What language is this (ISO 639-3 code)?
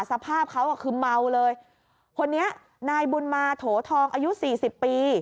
tha